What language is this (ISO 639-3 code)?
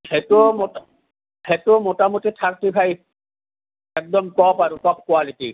asm